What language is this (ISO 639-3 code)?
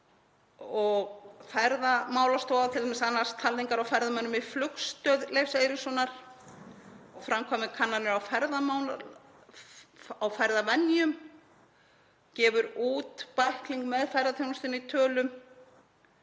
isl